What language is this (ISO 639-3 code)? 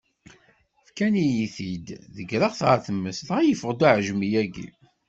kab